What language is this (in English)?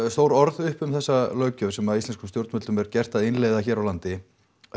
Icelandic